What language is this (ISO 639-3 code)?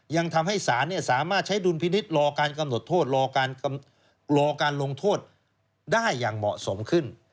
tha